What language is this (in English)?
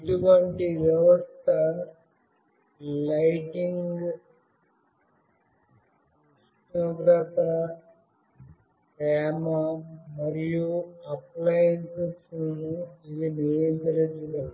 Telugu